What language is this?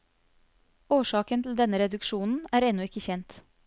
Norwegian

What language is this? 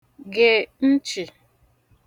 Igbo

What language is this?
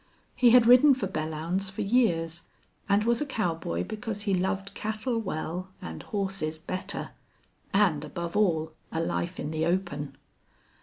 English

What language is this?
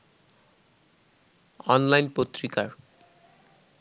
Bangla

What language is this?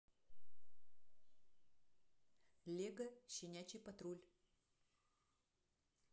Russian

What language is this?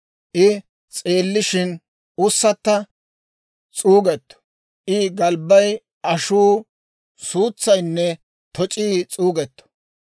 Dawro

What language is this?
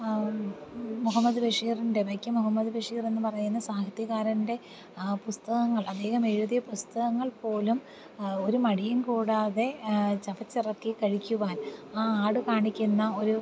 Malayalam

